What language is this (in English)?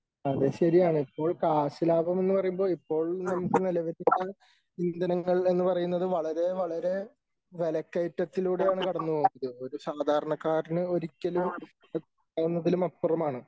Malayalam